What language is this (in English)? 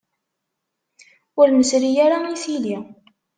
Kabyle